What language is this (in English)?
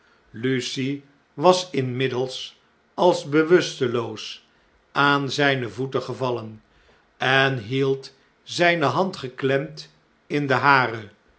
Dutch